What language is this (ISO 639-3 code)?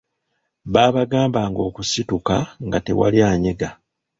lug